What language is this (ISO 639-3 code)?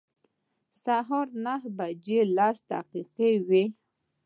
pus